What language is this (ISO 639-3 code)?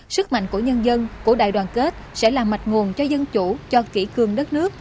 vie